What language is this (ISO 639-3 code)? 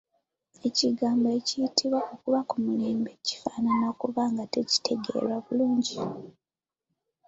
lug